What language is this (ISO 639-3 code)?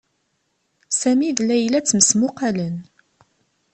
kab